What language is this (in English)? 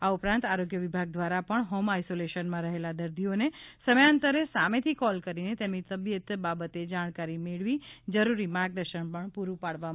Gujarati